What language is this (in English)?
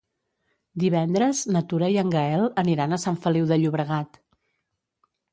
Catalan